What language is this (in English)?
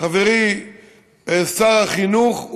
Hebrew